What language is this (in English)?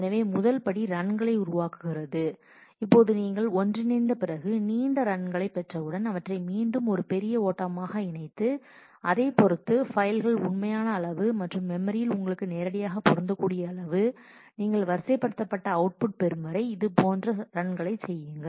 Tamil